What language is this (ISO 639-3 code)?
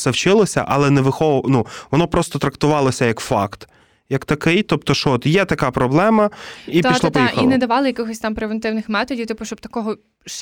ukr